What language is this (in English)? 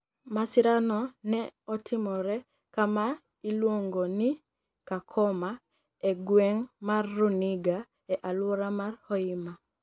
Luo (Kenya and Tanzania)